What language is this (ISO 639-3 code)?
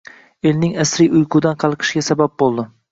uzb